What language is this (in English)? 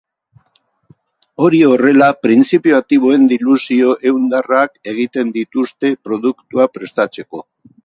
Basque